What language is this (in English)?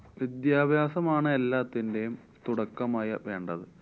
Malayalam